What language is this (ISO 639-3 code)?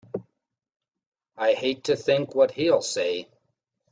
eng